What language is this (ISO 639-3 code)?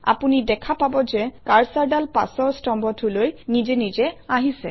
asm